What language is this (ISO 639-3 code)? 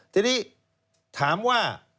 tha